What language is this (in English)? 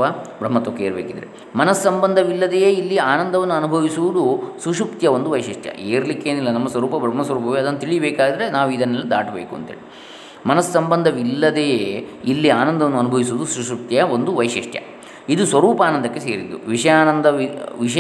Kannada